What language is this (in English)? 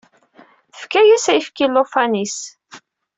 Kabyle